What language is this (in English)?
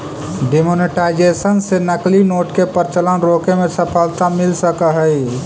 Magahi